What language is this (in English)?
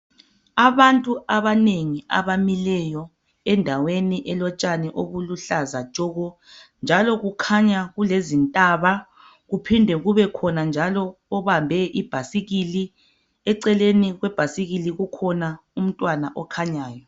North Ndebele